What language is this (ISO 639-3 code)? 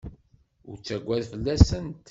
kab